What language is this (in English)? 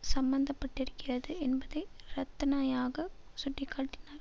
Tamil